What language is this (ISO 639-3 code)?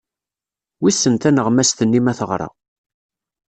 kab